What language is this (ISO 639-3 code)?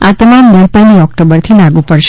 guj